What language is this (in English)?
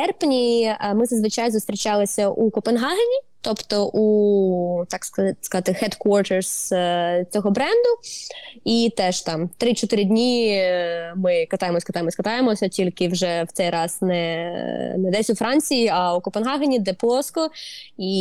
Ukrainian